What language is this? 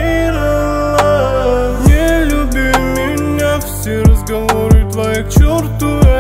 Romanian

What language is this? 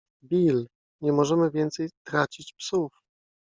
Polish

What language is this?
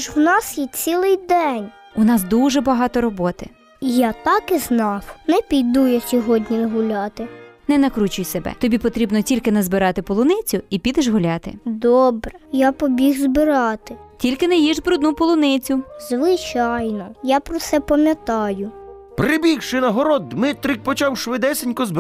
Ukrainian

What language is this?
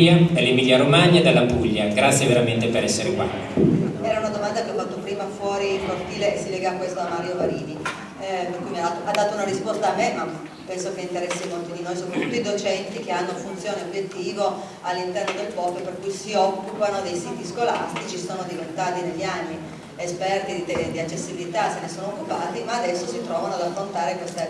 Italian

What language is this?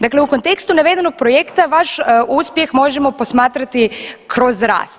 Croatian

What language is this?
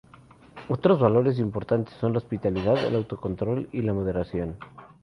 Spanish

